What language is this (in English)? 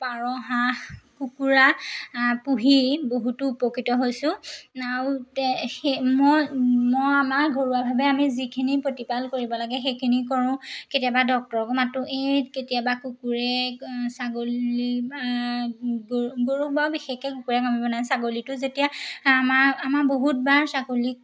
Assamese